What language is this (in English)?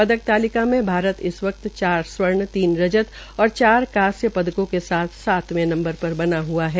Hindi